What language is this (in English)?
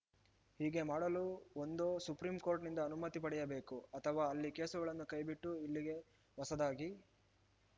Kannada